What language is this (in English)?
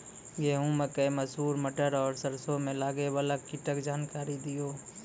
Maithili